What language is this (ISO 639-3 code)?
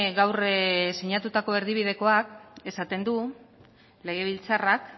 eus